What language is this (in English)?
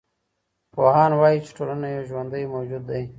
Pashto